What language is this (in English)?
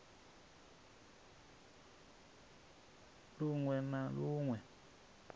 Venda